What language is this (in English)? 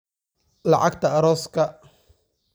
Somali